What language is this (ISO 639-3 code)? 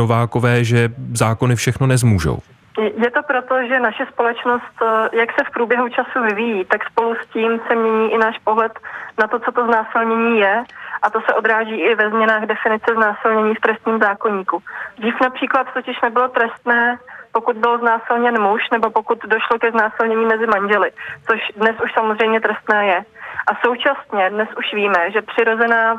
ces